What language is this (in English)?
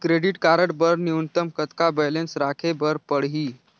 Chhattisgarhi